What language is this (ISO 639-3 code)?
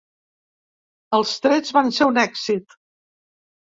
cat